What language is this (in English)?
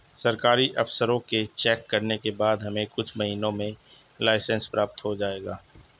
Hindi